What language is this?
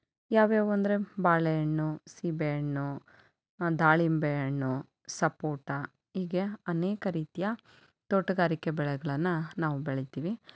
Kannada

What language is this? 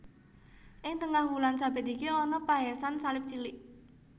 Javanese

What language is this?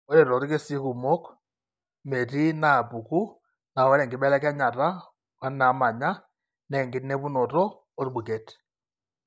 Masai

